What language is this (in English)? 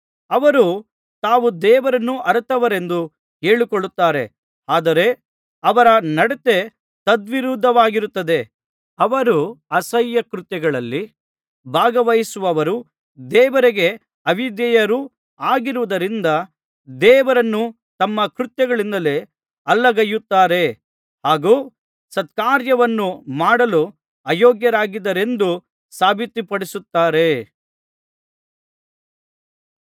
Kannada